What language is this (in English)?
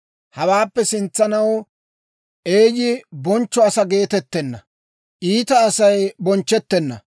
Dawro